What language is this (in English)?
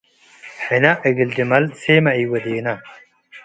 Tigre